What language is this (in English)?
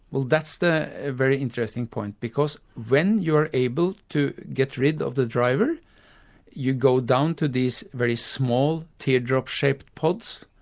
English